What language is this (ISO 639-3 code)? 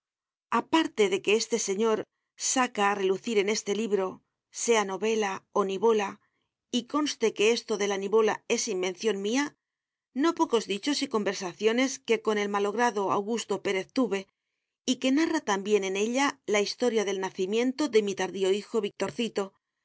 spa